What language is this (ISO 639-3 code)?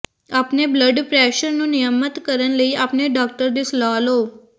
pan